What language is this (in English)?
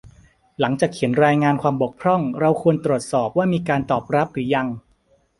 Thai